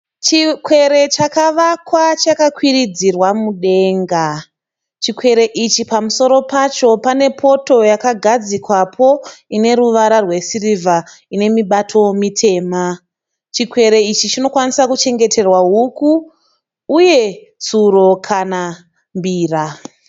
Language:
Shona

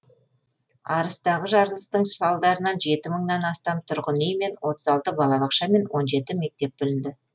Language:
Kazakh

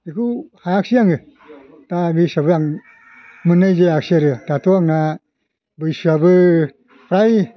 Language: Bodo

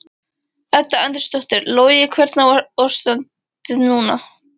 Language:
Icelandic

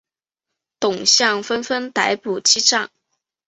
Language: Chinese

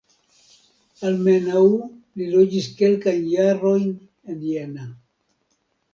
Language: Esperanto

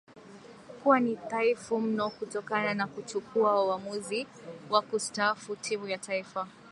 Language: Swahili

